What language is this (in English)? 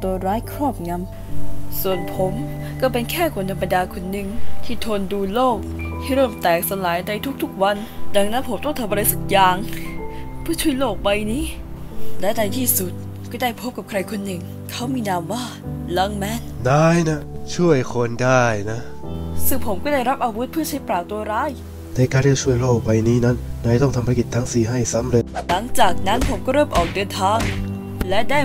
Thai